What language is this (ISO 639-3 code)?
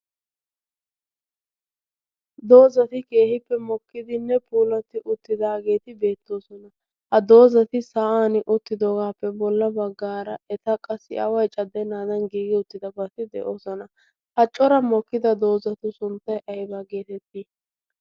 wal